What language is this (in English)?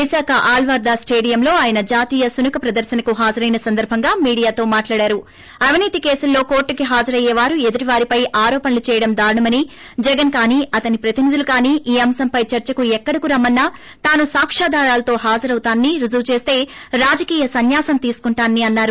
Telugu